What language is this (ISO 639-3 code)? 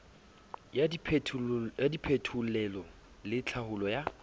sot